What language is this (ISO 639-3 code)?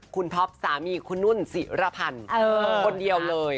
tha